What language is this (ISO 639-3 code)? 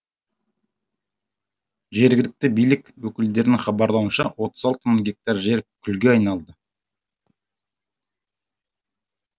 kaz